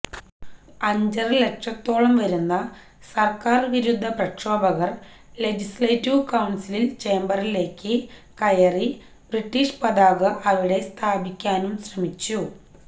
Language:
Malayalam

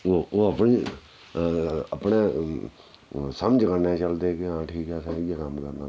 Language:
Dogri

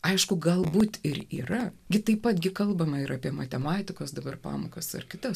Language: Lithuanian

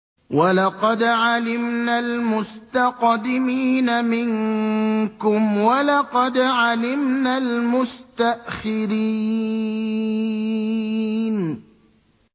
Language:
Arabic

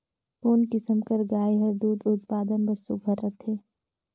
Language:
Chhattisgarhi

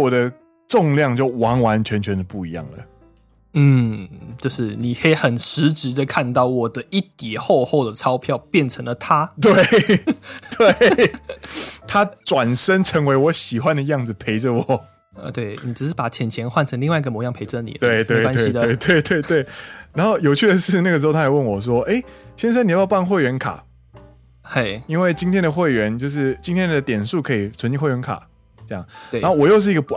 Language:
Chinese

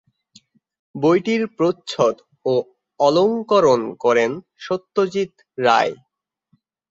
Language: Bangla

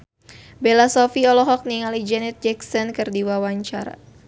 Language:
Sundanese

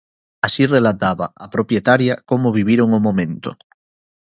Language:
Galician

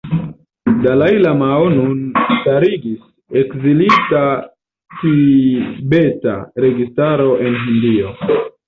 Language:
Esperanto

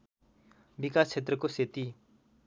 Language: Nepali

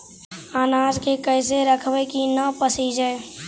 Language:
Magahi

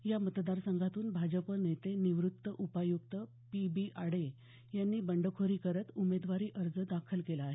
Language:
Marathi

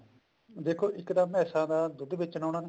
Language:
Punjabi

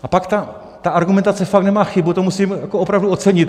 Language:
Czech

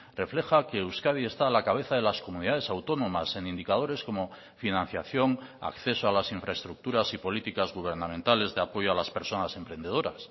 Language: Spanish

